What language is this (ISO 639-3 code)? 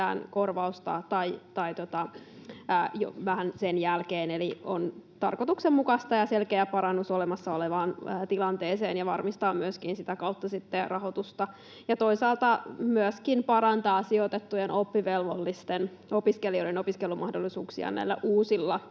fin